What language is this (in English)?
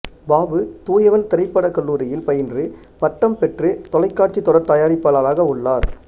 Tamil